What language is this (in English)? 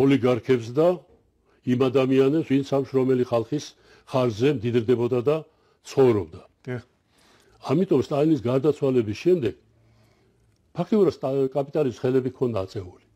Turkish